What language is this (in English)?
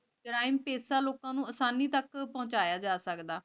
Punjabi